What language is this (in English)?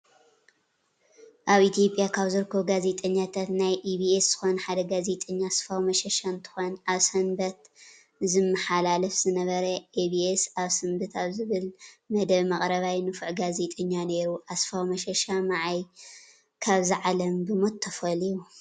Tigrinya